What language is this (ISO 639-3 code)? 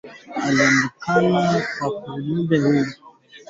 swa